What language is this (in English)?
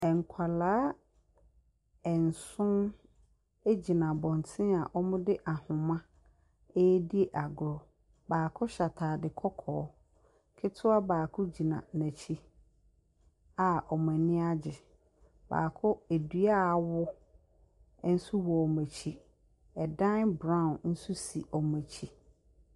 Akan